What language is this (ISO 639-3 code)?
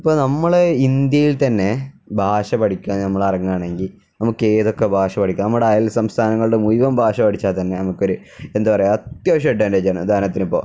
mal